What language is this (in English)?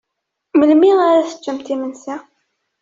Kabyle